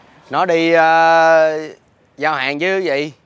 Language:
Vietnamese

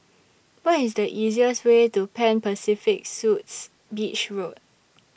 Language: English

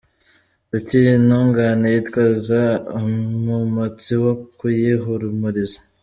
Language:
Kinyarwanda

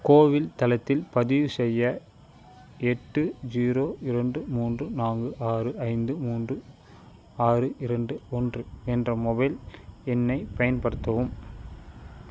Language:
Tamil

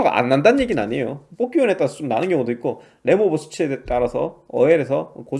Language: Korean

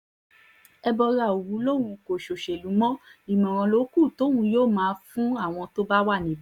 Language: Yoruba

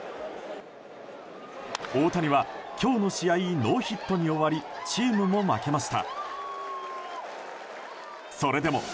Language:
Japanese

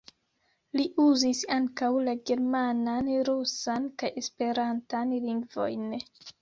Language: Esperanto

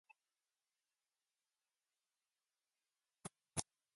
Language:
English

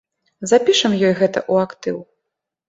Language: Belarusian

